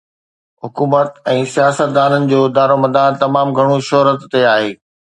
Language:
Sindhi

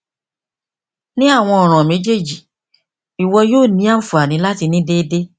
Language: Yoruba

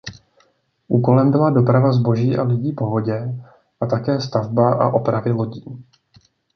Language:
Czech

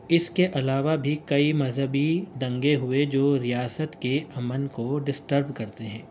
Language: Urdu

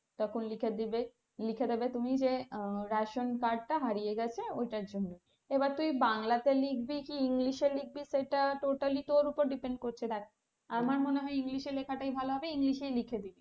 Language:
Bangla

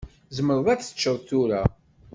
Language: Kabyle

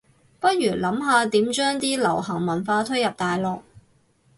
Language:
Cantonese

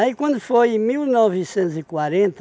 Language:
Portuguese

